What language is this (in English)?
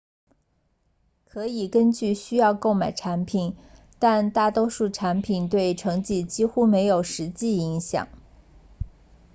Chinese